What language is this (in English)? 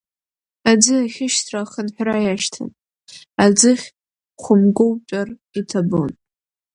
Abkhazian